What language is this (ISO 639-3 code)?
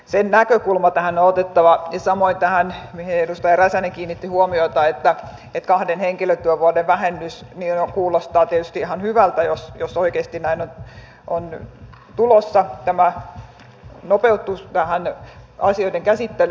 fin